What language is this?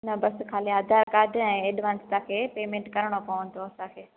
Sindhi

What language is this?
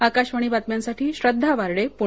Marathi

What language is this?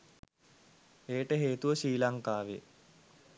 Sinhala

